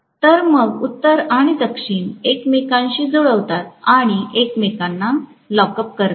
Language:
Marathi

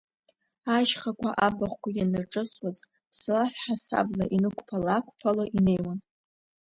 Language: Abkhazian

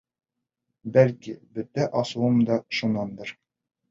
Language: Bashkir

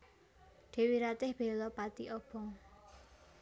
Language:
Javanese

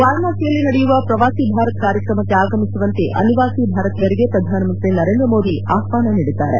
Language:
Kannada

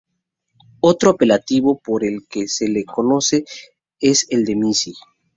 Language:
Spanish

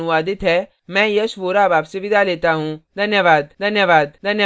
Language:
Hindi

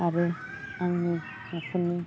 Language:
Bodo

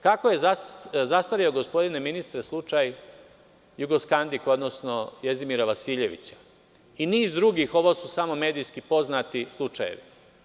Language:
Serbian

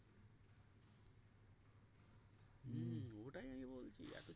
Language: Bangla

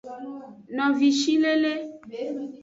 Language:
Aja (Benin)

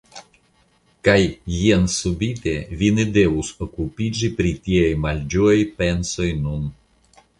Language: Esperanto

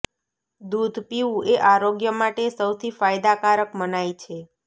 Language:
Gujarati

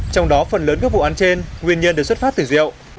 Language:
Vietnamese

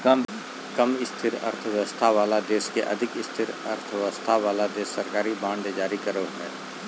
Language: Magahi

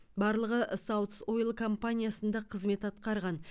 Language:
Kazakh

